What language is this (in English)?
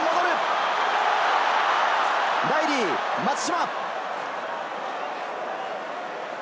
Japanese